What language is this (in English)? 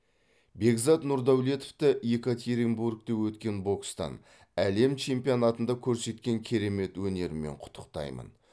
Kazakh